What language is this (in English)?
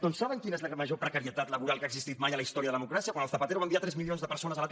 Catalan